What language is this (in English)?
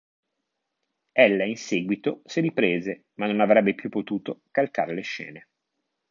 Italian